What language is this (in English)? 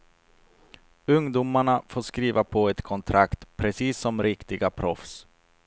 Swedish